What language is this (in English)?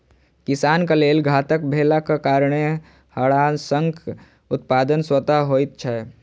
Maithili